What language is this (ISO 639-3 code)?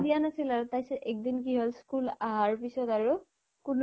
asm